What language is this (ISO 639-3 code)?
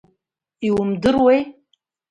abk